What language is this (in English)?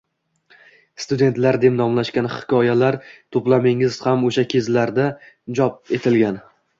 Uzbek